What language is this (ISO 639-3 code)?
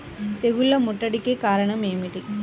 tel